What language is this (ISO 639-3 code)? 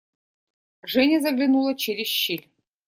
rus